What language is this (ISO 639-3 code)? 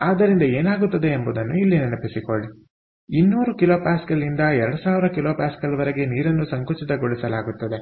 kan